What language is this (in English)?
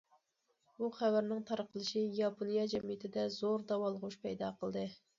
Uyghur